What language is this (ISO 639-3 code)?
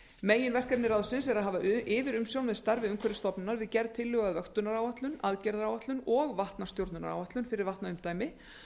isl